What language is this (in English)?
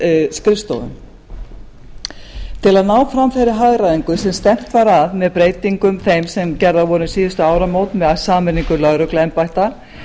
Icelandic